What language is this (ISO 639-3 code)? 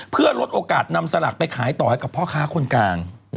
tha